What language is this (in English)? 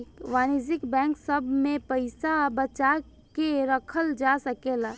Bhojpuri